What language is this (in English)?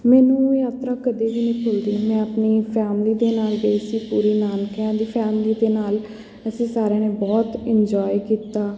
Punjabi